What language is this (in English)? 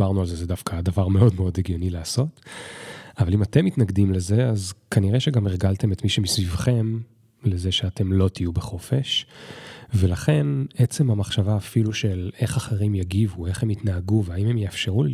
Hebrew